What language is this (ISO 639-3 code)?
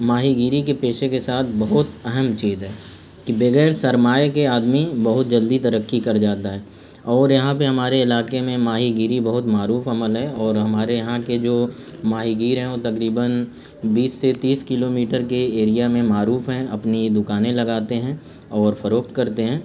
urd